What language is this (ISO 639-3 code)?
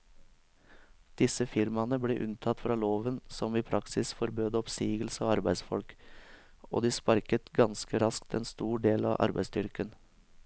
nor